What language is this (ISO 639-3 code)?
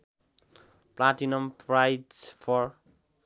nep